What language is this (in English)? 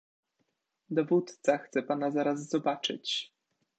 Polish